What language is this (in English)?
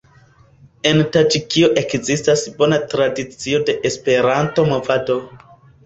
Esperanto